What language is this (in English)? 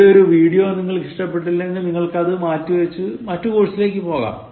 Malayalam